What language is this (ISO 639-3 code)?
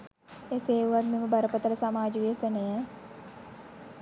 sin